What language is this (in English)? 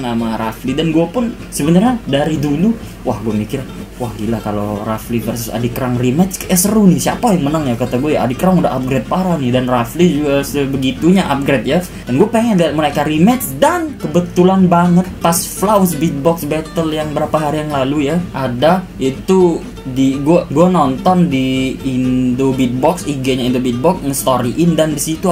Indonesian